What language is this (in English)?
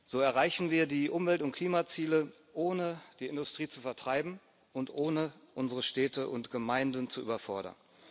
German